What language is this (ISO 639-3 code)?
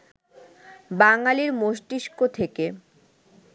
ben